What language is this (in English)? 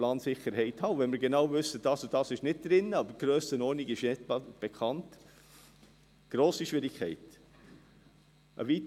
Swiss German